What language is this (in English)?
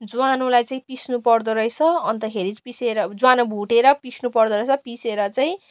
Nepali